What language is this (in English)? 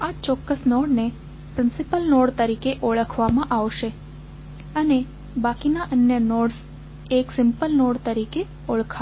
Gujarati